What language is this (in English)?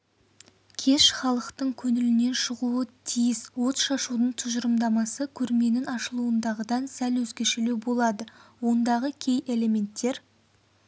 Kazakh